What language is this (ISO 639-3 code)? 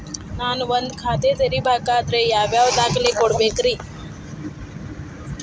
kan